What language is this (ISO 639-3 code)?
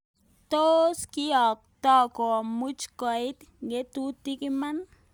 kln